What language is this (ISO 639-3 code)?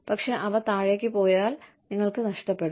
mal